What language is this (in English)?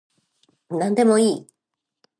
Japanese